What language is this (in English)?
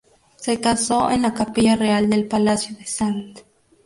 Spanish